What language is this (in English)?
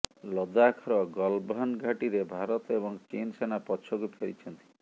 Odia